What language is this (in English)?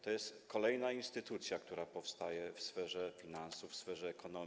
Polish